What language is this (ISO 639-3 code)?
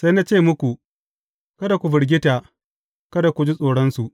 hau